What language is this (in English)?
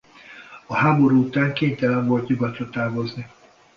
Hungarian